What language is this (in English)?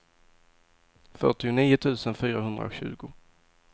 Swedish